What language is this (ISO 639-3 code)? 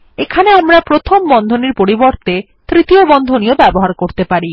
ben